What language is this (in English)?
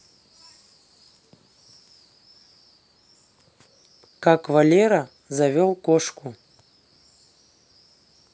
Russian